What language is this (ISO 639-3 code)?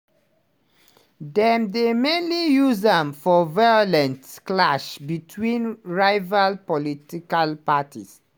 pcm